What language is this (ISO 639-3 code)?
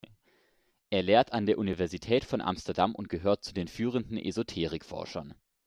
deu